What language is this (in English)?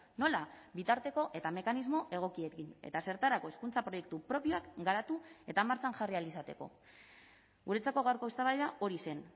Basque